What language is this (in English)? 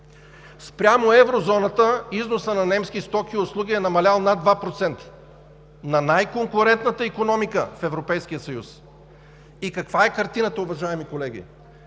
Bulgarian